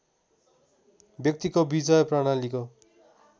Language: Nepali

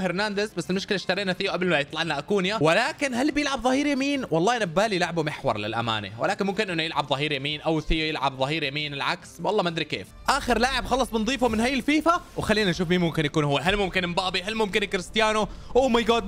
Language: Arabic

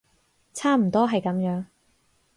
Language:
Cantonese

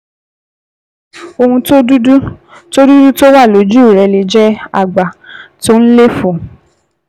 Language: Yoruba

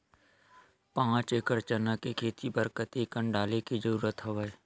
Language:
Chhattisgarhi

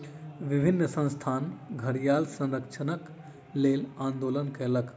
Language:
Maithili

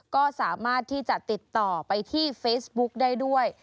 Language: Thai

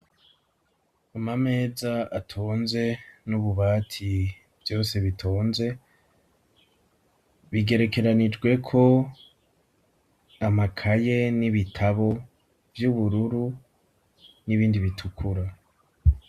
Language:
Rundi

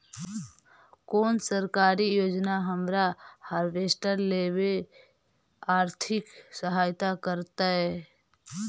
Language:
Magahi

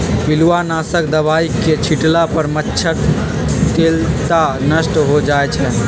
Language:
Magahi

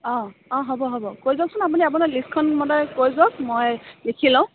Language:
Assamese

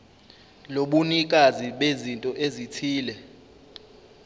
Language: Zulu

